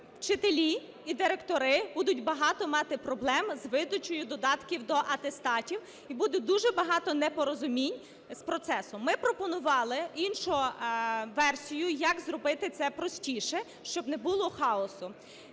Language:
Ukrainian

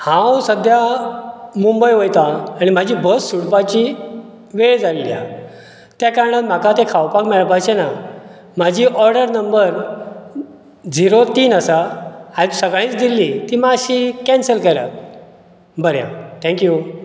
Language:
Konkani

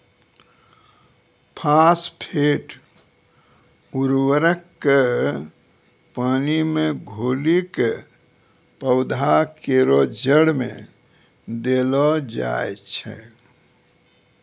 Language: Maithili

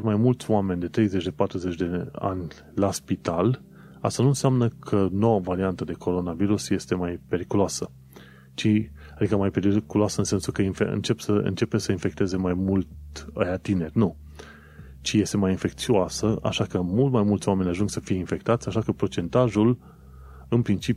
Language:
Romanian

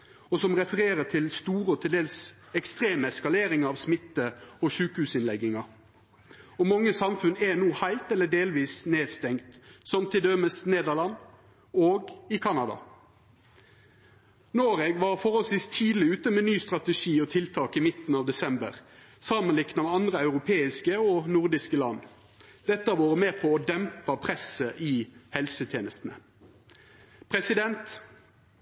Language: Norwegian Nynorsk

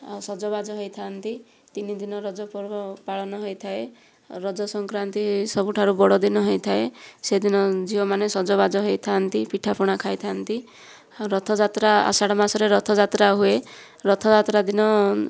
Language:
Odia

